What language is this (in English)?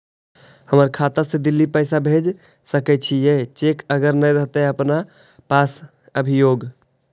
Magahi